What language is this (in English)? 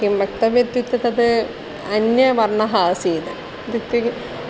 Sanskrit